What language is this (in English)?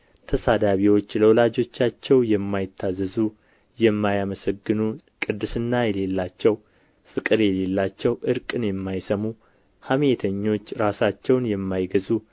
Amharic